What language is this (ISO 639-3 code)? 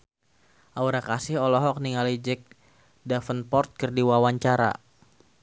sun